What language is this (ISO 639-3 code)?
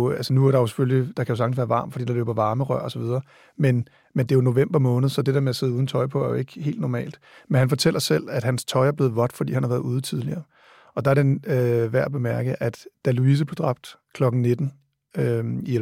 dan